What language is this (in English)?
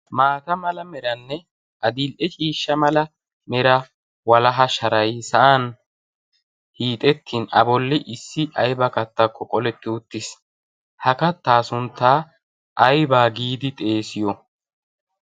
Wolaytta